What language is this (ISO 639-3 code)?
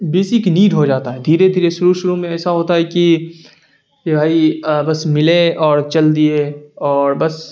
urd